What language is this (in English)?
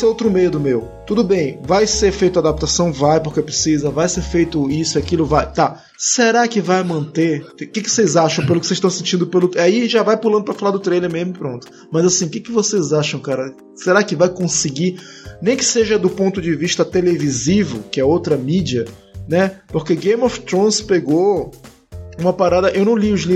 Portuguese